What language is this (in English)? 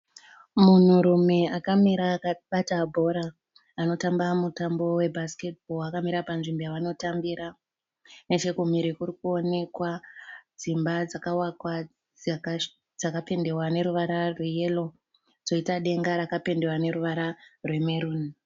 Shona